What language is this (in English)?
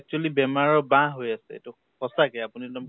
Assamese